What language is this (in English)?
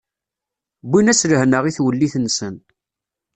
Kabyle